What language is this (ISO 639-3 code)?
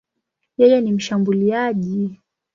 swa